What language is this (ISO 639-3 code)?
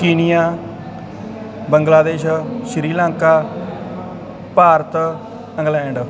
pan